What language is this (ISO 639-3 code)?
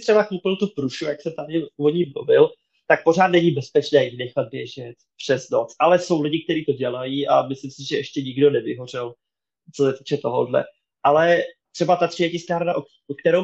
ces